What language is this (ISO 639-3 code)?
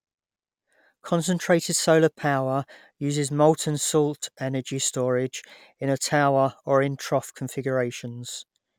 eng